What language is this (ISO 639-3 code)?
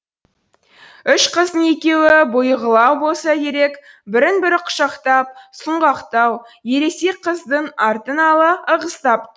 kaz